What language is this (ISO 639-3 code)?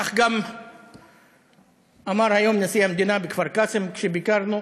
heb